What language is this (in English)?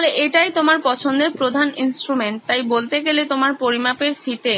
Bangla